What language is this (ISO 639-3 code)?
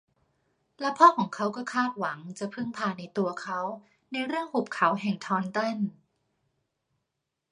tha